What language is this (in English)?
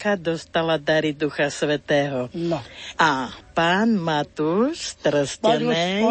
Slovak